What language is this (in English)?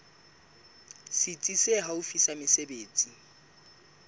Southern Sotho